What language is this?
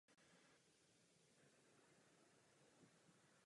Czech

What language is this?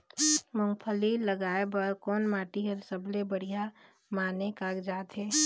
Chhattisgarhi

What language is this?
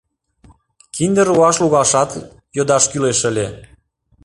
Mari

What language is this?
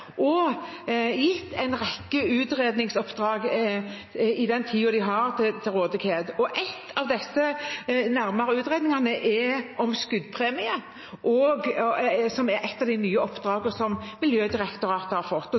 Norwegian Bokmål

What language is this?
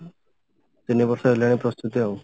Odia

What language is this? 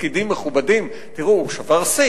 Hebrew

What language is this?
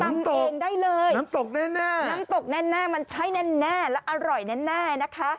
Thai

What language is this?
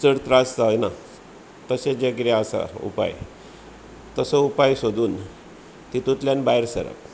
Konkani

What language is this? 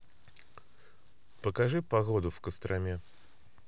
Russian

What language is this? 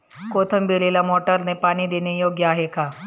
Marathi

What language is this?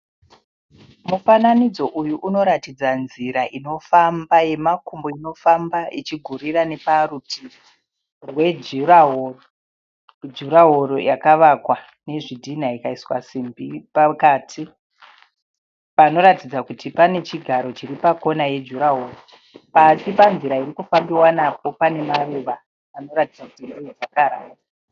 Shona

